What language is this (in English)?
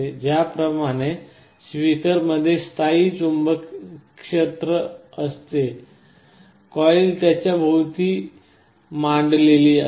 Marathi